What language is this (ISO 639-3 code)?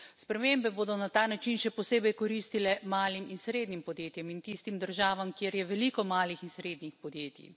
slv